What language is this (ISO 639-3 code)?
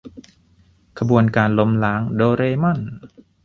tha